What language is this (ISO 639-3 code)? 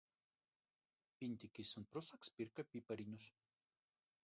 lav